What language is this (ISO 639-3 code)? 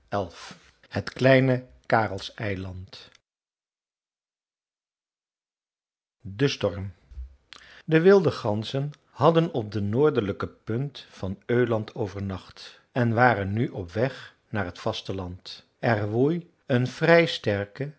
nld